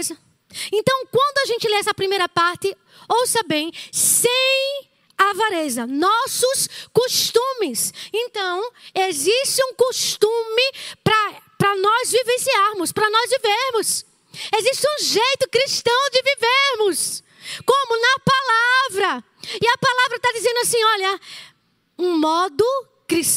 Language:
Portuguese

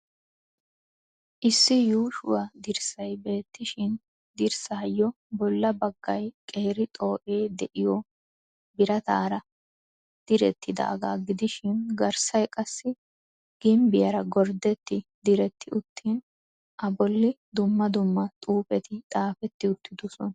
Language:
Wolaytta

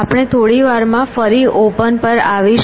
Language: Gujarati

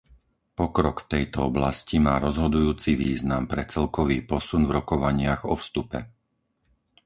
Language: Slovak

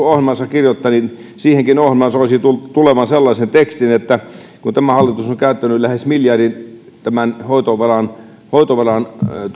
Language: Finnish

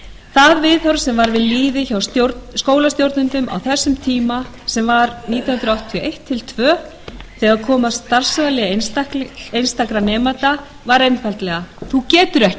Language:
Icelandic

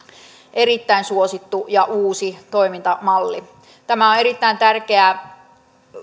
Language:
Finnish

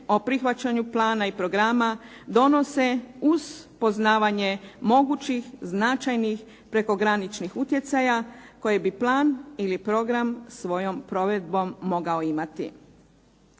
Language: Croatian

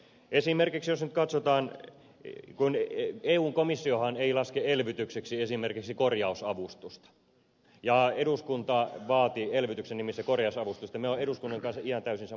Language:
Finnish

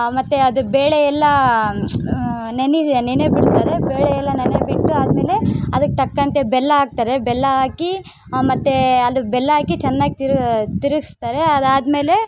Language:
Kannada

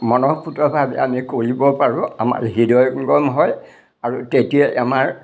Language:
Assamese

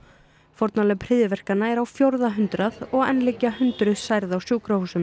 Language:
Icelandic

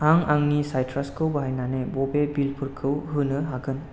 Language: Bodo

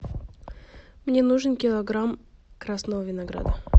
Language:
Russian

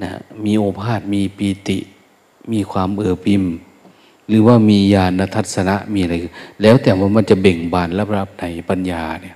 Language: Thai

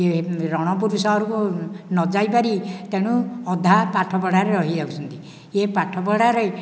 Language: Odia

